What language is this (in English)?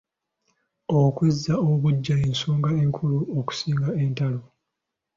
Ganda